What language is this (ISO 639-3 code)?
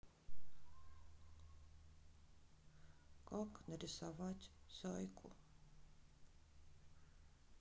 rus